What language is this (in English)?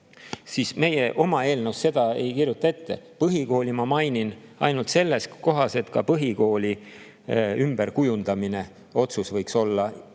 Estonian